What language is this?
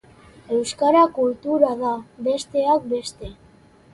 Basque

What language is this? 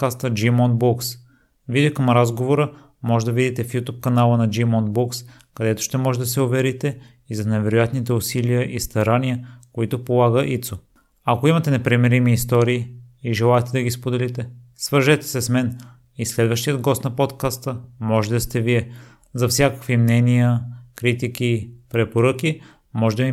Bulgarian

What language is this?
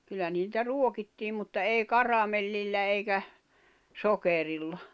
Finnish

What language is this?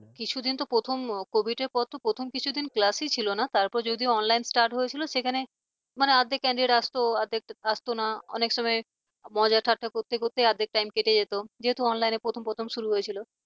Bangla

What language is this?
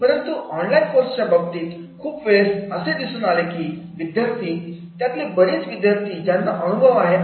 Marathi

